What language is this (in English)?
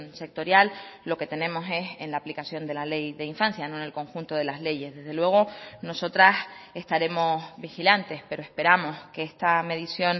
Spanish